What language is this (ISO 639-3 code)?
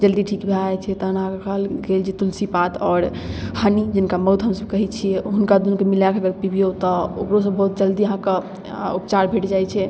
mai